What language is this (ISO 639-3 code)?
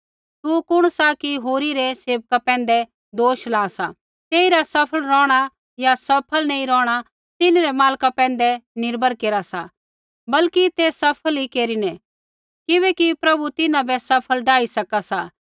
kfx